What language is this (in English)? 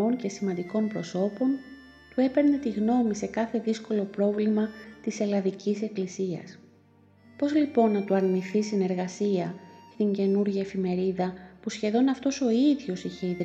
Greek